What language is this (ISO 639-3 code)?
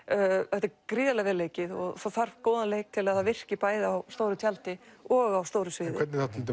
isl